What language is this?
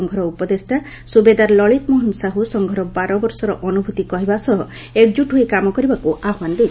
Odia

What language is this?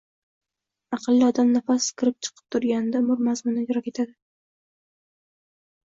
Uzbek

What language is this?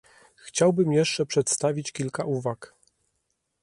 Polish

